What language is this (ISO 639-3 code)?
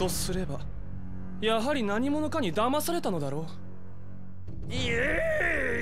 jpn